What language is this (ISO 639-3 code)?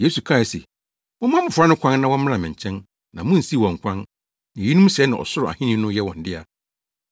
aka